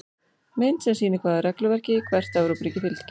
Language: Icelandic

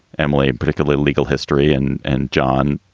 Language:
English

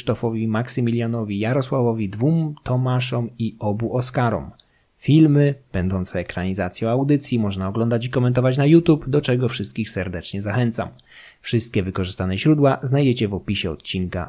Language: Polish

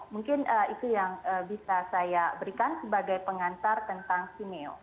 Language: Indonesian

